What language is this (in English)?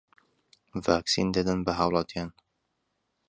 Central Kurdish